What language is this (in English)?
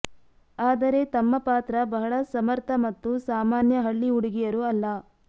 Kannada